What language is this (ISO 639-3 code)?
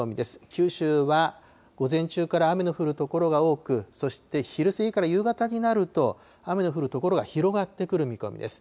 jpn